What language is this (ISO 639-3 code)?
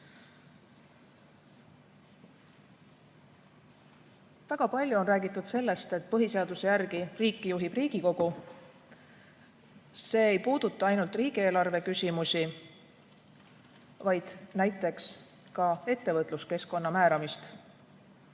est